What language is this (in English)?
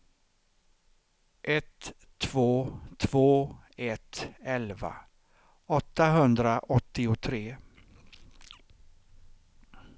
Swedish